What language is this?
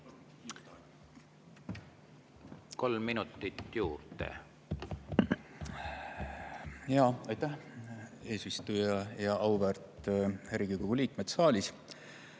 Estonian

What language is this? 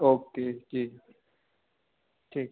Hindi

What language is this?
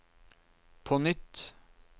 Norwegian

